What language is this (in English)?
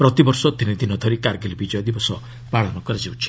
Odia